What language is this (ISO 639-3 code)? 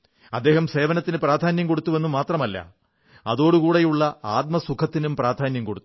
mal